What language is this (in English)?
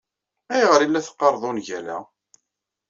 Kabyle